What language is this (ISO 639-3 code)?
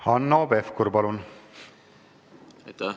est